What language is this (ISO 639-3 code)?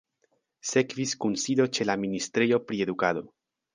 epo